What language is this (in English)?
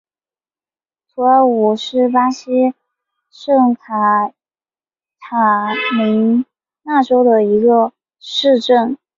Chinese